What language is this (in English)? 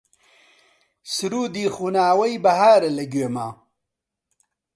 Central Kurdish